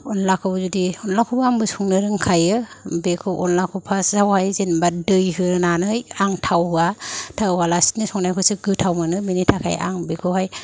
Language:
Bodo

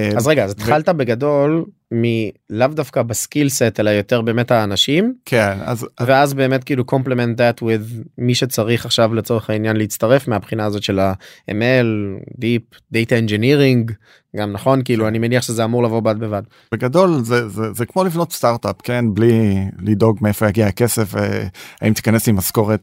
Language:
Hebrew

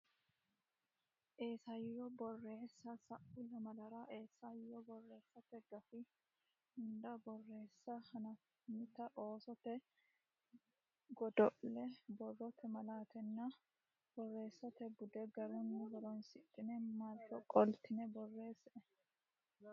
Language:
Sidamo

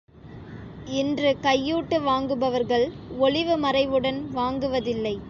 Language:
Tamil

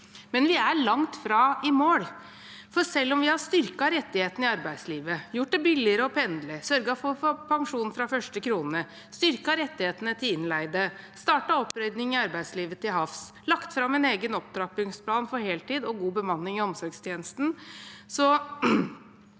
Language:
Norwegian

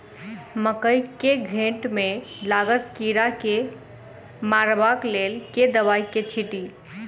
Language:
Maithili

